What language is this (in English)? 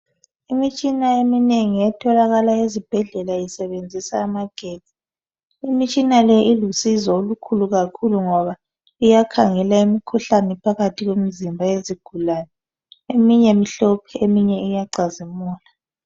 North Ndebele